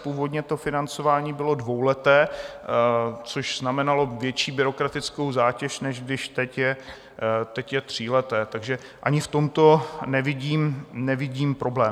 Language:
Czech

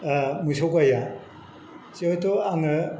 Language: Bodo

